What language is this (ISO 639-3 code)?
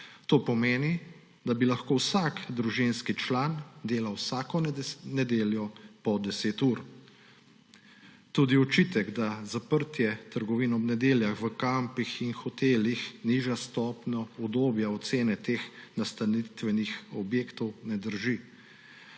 slv